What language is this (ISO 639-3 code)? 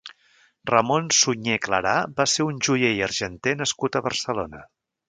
cat